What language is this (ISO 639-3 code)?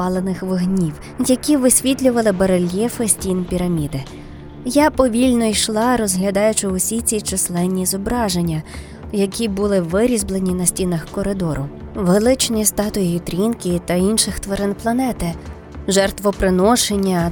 ukr